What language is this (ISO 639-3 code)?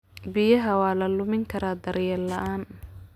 som